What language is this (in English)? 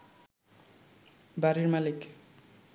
Bangla